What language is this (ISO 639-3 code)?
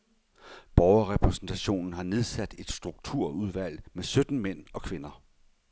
dan